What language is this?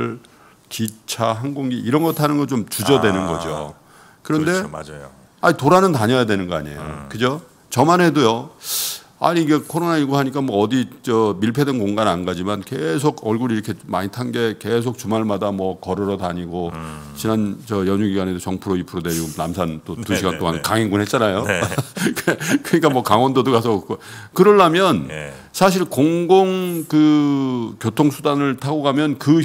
Korean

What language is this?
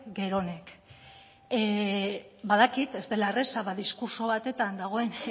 Basque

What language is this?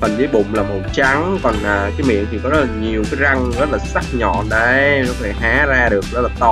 Vietnamese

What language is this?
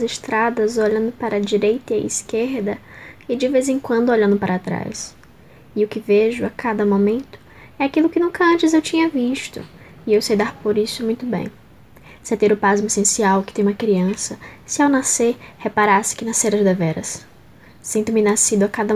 Portuguese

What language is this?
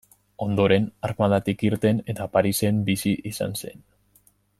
Basque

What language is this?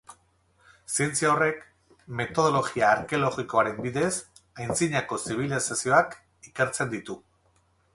Basque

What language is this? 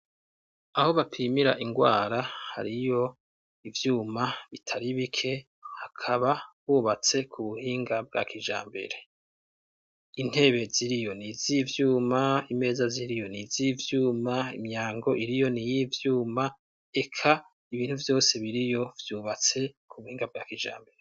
Rundi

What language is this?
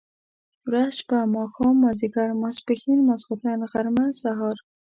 Pashto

